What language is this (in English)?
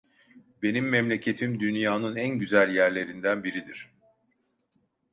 Turkish